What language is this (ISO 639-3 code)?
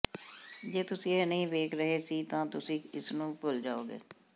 pan